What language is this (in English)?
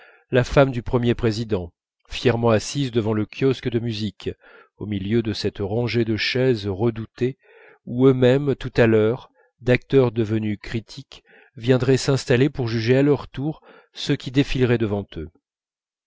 French